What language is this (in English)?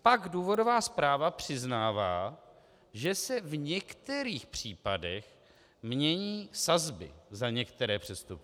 Czech